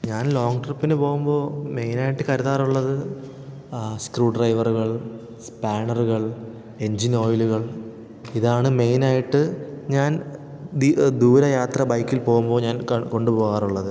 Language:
Malayalam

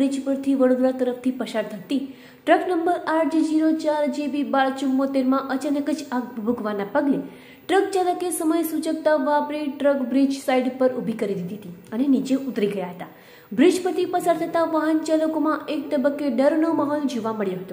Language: Romanian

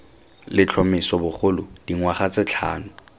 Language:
Tswana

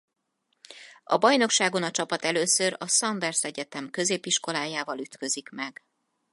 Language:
Hungarian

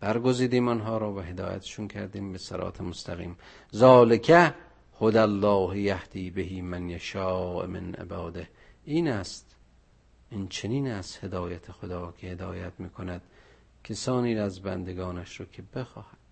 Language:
Persian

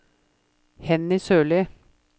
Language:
Norwegian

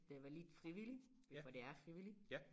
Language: Danish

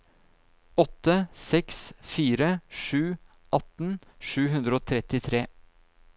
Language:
Norwegian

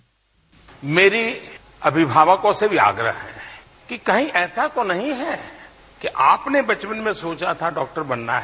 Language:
Hindi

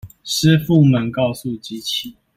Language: Chinese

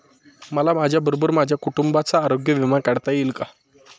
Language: Marathi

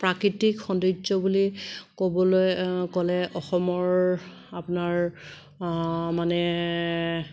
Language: Assamese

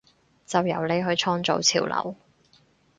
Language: Cantonese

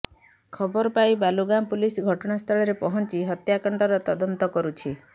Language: Odia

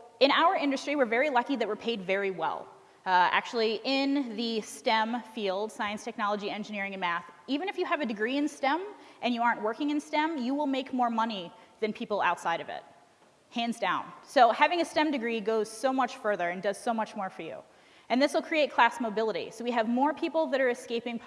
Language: English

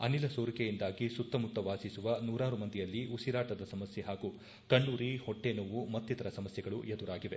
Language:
Kannada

